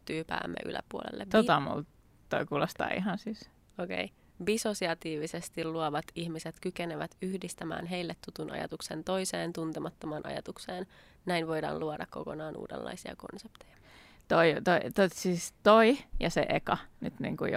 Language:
Finnish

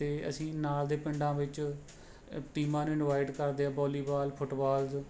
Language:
Punjabi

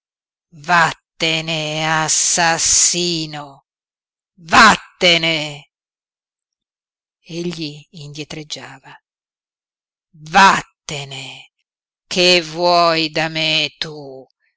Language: Italian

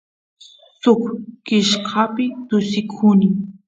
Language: Santiago del Estero Quichua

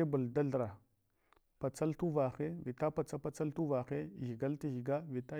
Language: Hwana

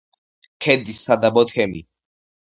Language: Georgian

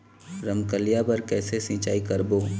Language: Chhattisgarhi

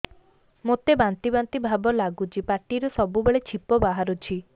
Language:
Odia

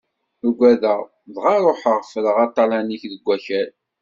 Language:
Kabyle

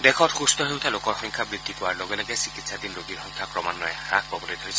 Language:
Assamese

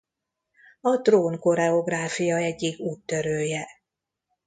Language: Hungarian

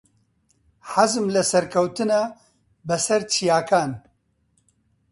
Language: Central Kurdish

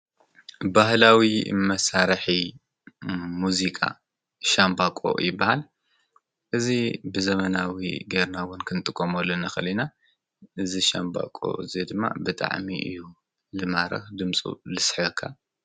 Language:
Tigrinya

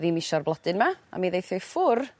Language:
Welsh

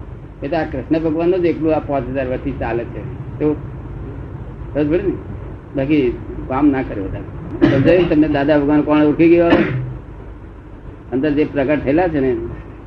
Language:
Gujarati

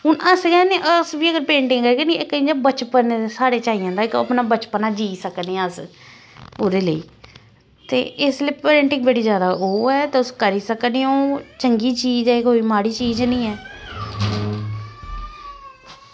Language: Dogri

